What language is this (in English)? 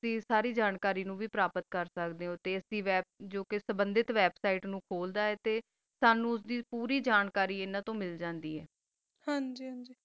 Punjabi